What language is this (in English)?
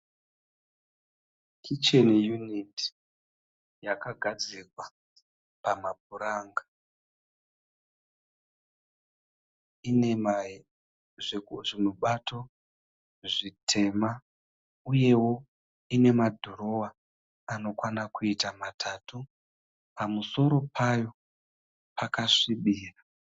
Shona